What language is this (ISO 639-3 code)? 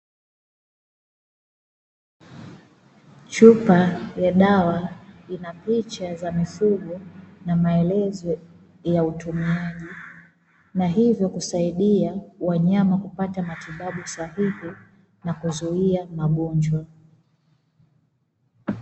swa